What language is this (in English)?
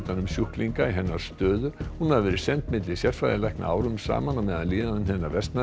Icelandic